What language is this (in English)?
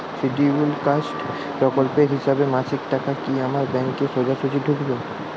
Bangla